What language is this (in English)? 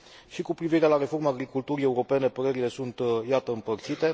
Romanian